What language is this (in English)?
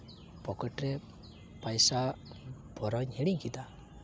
Santali